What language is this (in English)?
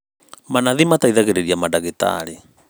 Kikuyu